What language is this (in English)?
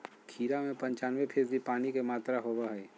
Magahi